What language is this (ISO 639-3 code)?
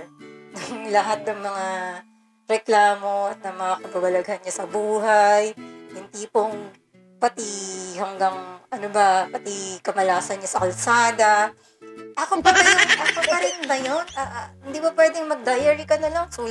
fil